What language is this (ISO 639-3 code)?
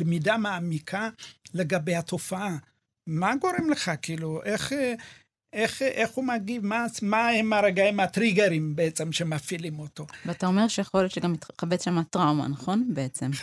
heb